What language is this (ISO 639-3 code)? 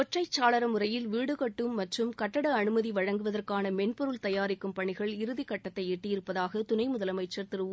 tam